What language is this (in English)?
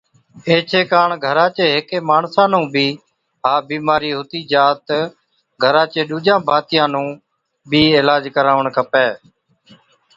Od